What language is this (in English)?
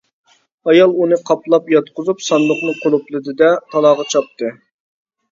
Uyghur